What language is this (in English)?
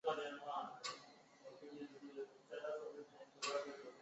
Chinese